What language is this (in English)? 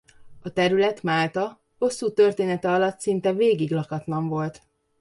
Hungarian